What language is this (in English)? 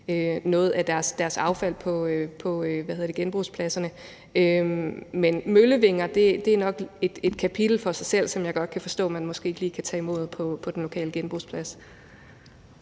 Danish